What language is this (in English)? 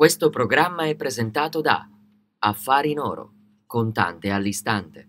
Italian